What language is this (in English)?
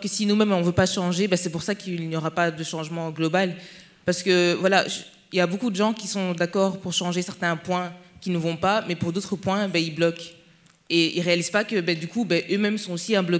French